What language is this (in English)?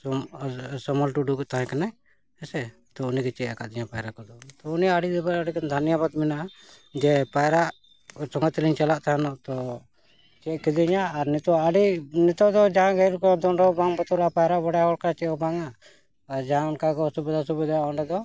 Santali